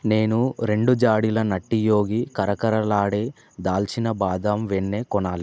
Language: Telugu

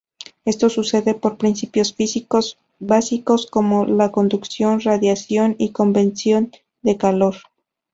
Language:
Spanish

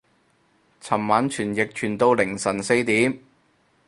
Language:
Cantonese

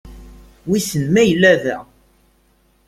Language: Kabyle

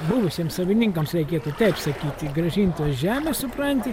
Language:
Lithuanian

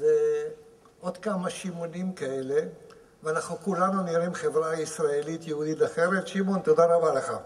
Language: Hebrew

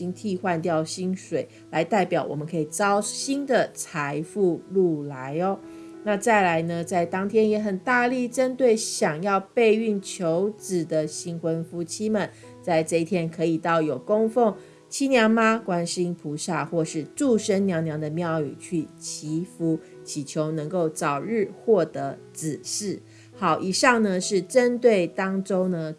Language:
Chinese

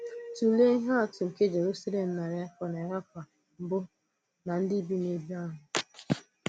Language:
Igbo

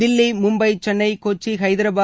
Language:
Tamil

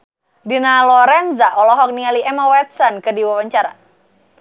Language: Sundanese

